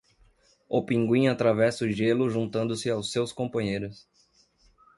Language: Portuguese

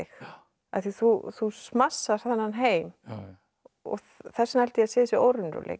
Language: Icelandic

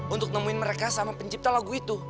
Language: Indonesian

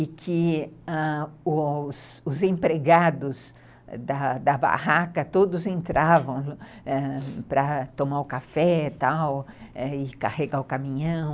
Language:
Portuguese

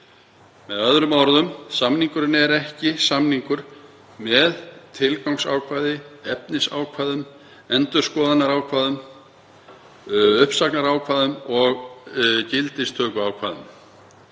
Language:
Icelandic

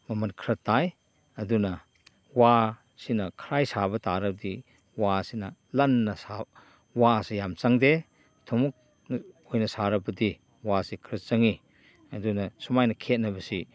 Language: Manipuri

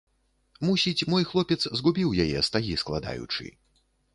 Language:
Belarusian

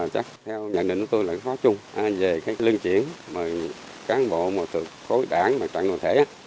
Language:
Vietnamese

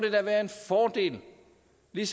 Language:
Danish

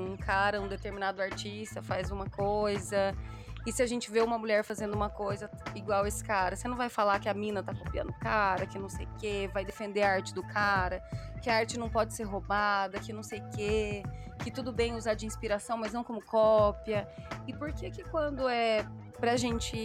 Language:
Portuguese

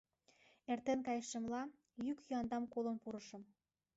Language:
Mari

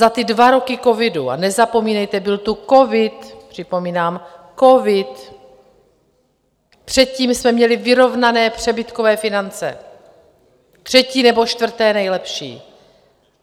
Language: Czech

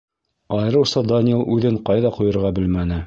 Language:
Bashkir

